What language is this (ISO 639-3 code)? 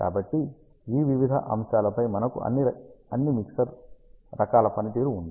tel